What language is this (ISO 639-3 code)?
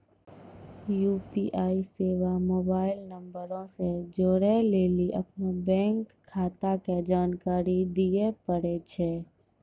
mai